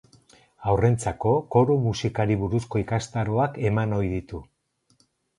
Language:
Basque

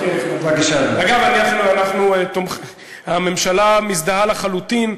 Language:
Hebrew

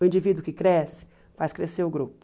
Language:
Portuguese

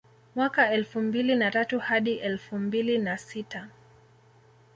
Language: Swahili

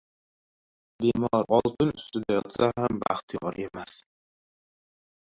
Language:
Uzbek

